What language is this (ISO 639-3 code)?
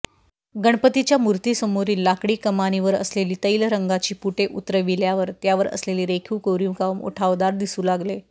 mar